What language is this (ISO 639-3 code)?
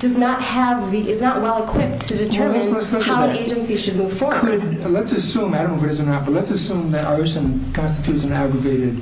eng